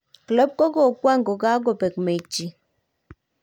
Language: Kalenjin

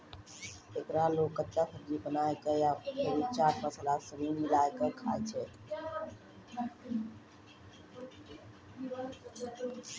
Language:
Maithili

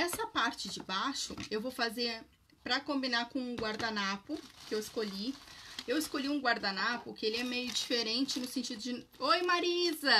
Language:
Portuguese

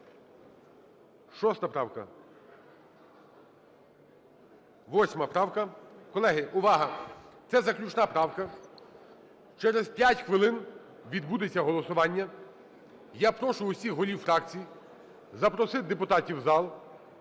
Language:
Ukrainian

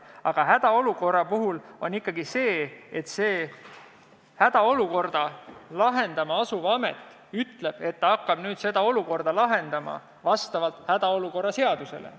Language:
Estonian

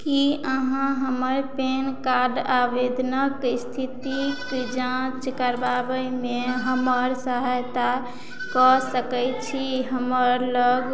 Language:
Maithili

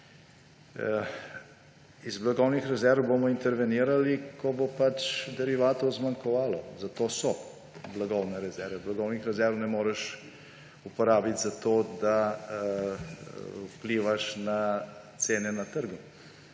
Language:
Slovenian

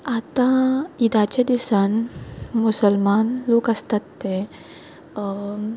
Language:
Konkani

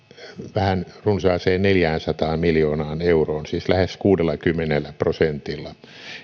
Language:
Finnish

